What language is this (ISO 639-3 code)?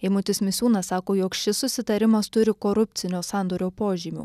lit